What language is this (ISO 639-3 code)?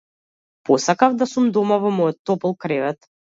mkd